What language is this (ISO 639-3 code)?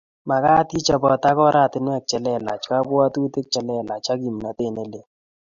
kln